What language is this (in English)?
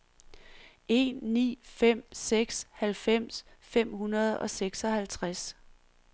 Danish